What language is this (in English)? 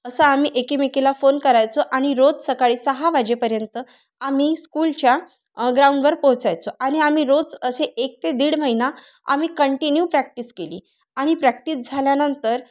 Marathi